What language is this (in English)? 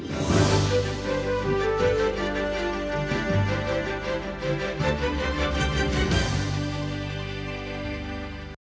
Ukrainian